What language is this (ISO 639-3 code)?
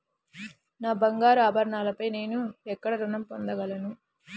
tel